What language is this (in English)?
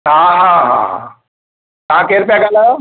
Sindhi